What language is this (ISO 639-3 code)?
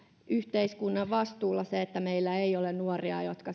fin